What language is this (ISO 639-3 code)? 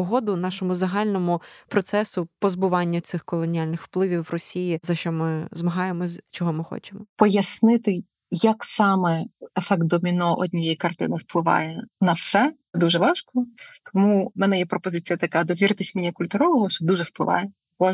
ukr